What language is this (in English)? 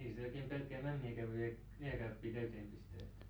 Finnish